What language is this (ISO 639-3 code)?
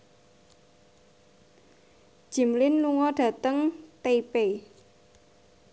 jav